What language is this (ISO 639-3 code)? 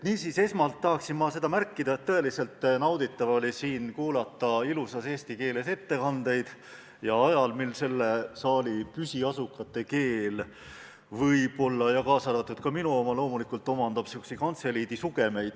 est